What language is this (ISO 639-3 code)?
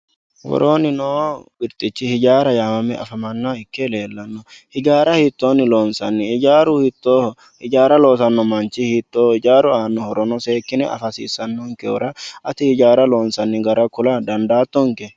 sid